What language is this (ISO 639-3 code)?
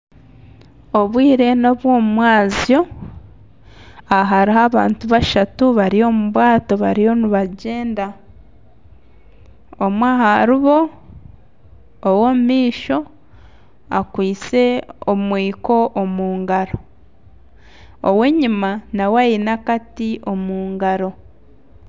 nyn